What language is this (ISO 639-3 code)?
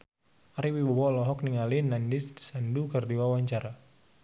sun